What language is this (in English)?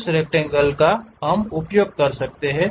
Hindi